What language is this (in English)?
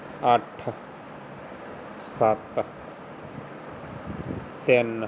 Punjabi